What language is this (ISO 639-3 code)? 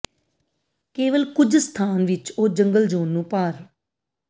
pan